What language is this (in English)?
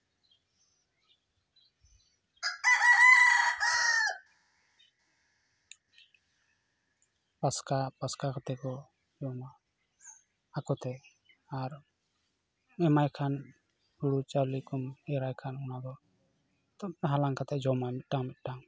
Santali